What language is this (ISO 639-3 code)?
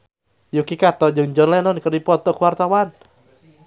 sun